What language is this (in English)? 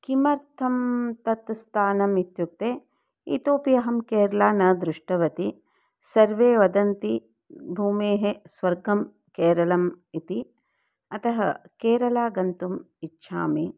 Sanskrit